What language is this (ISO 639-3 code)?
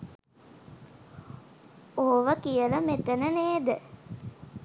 sin